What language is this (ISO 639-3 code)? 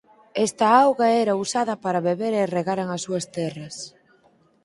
glg